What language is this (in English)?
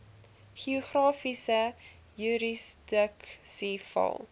Afrikaans